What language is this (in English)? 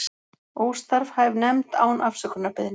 Icelandic